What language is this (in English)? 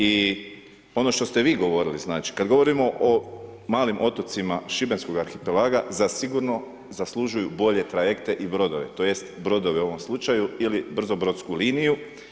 Croatian